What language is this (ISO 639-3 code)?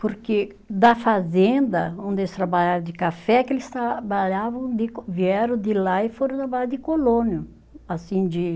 por